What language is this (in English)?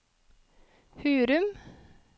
Norwegian